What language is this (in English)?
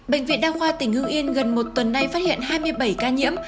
Vietnamese